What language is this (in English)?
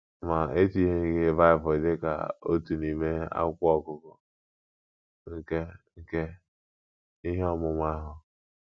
Igbo